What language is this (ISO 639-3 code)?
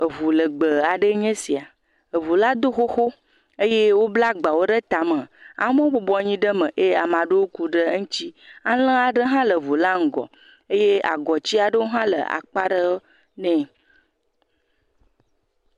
ewe